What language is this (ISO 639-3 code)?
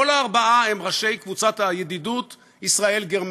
heb